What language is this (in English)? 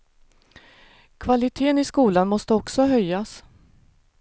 Swedish